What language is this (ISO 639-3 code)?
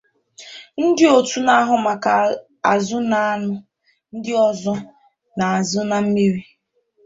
ibo